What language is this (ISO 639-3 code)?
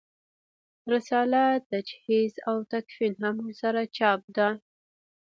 pus